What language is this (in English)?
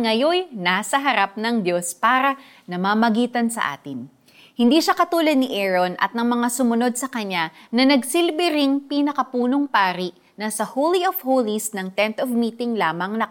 Filipino